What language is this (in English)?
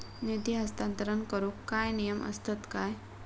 Marathi